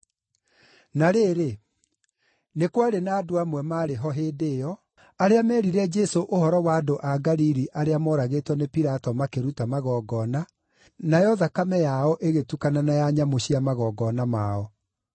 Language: Kikuyu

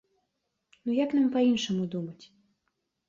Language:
Belarusian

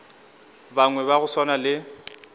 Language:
Northern Sotho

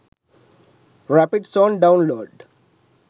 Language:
Sinhala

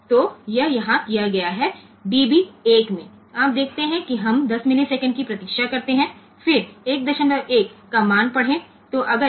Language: Gujarati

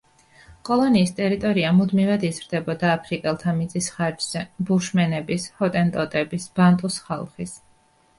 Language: Georgian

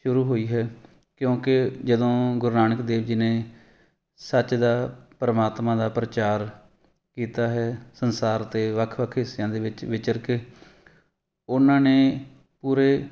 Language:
Punjabi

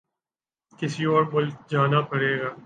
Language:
Urdu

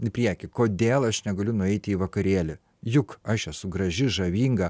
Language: Lithuanian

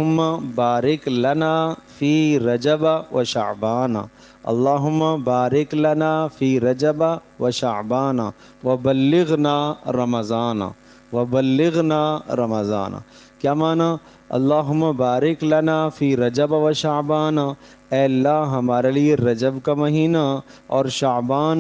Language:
Arabic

